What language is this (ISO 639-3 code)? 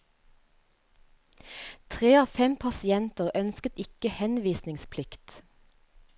nor